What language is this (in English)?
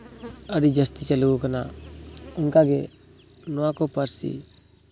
Santali